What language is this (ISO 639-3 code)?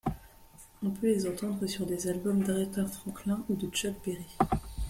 fra